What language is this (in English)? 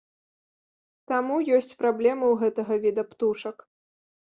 Belarusian